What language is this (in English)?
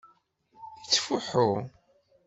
Kabyle